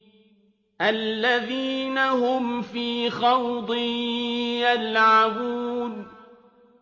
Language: Arabic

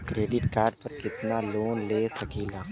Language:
Bhojpuri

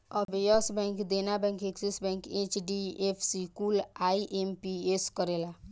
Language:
Bhojpuri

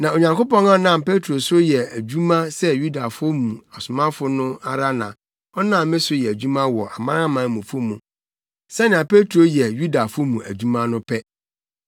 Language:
Akan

